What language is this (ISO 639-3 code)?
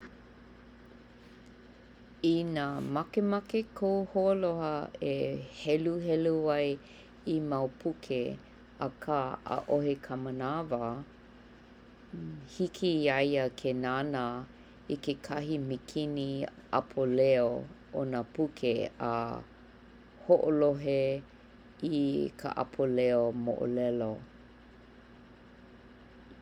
haw